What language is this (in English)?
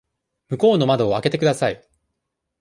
Japanese